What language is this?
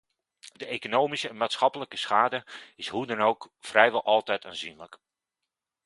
Dutch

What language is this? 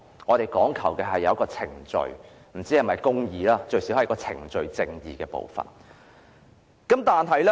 Cantonese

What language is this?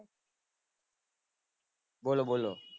Gujarati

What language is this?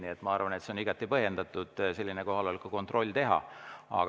Estonian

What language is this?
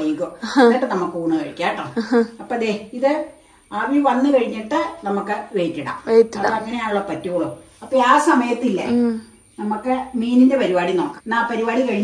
Malayalam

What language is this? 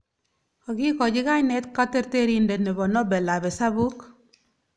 Kalenjin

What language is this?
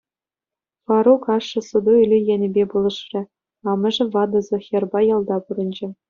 Chuvash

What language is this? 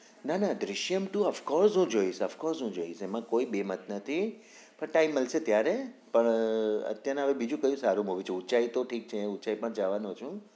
Gujarati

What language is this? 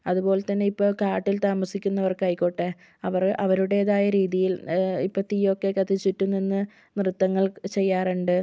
Malayalam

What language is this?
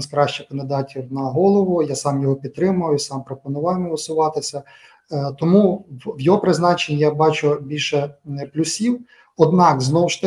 Ukrainian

